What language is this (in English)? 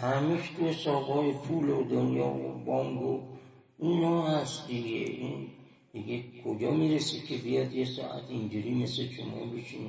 Persian